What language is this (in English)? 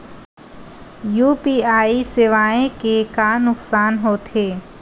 Chhattisgarhi